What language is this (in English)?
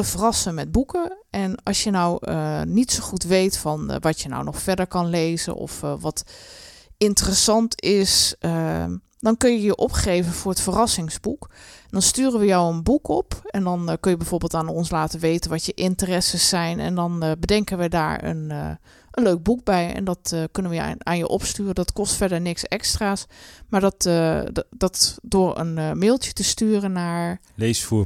Dutch